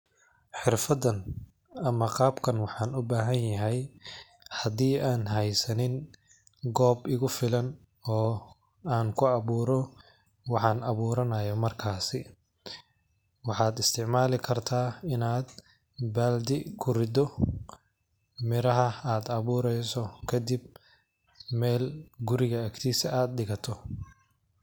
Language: Somali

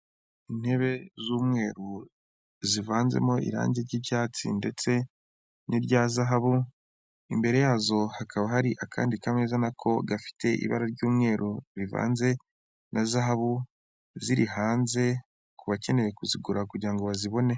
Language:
Kinyarwanda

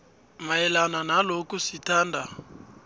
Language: South Ndebele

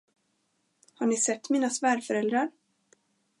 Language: Swedish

